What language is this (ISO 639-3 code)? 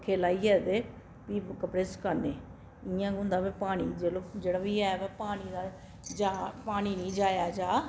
doi